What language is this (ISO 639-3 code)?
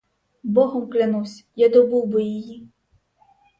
ukr